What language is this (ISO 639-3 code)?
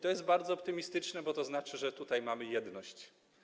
pol